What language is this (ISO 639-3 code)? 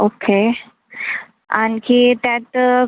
mar